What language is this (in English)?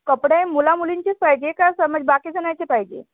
Marathi